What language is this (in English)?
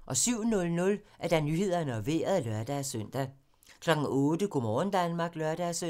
Danish